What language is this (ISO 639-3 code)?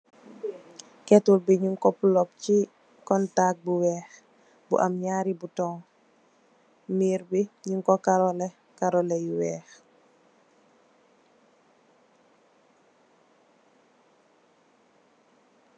wol